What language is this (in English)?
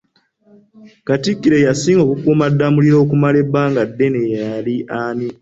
Ganda